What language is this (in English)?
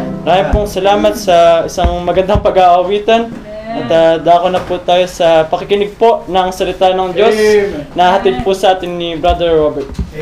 Filipino